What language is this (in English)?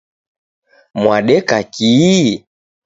Taita